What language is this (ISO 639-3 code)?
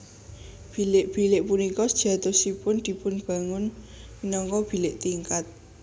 jav